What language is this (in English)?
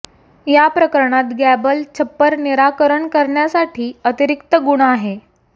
Marathi